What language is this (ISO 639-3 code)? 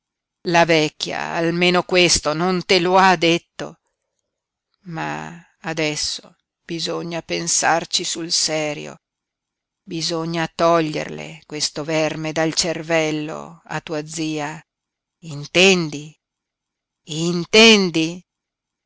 ita